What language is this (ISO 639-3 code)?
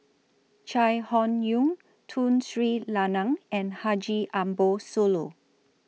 eng